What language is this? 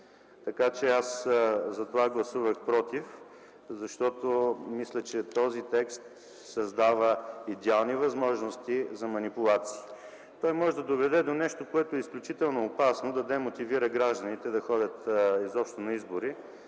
Bulgarian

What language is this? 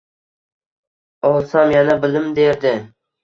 Uzbek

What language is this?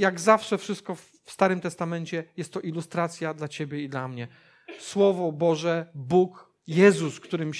Polish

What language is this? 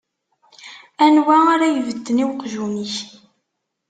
Kabyle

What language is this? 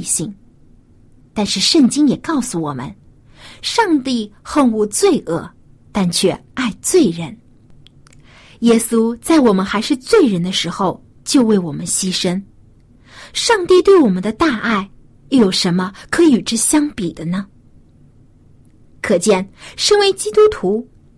Chinese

